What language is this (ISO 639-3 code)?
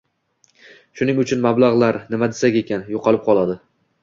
uzb